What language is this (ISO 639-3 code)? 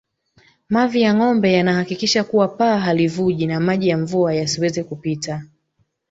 swa